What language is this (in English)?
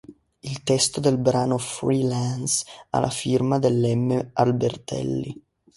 Italian